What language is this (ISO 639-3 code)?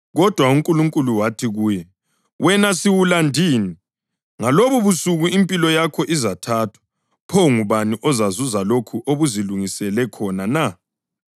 nde